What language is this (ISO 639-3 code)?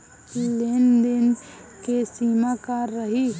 bho